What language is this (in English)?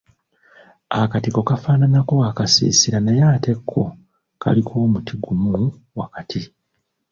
Ganda